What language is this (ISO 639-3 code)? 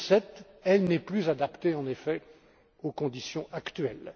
fra